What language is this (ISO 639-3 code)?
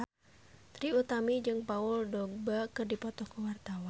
sun